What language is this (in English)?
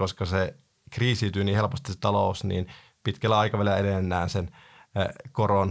Finnish